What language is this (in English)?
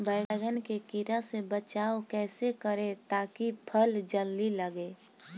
Bhojpuri